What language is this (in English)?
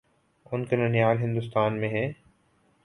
Urdu